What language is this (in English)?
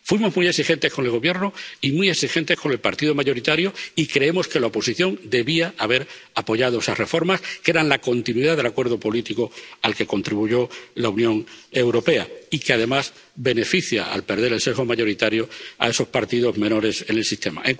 Spanish